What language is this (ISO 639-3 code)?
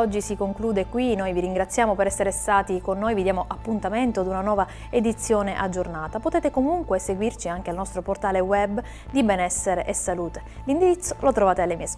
ita